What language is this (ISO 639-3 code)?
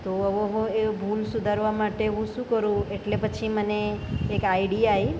guj